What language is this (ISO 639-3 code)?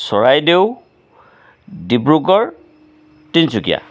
asm